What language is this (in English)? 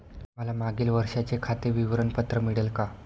Marathi